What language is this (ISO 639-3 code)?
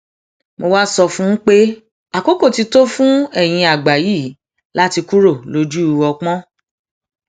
yor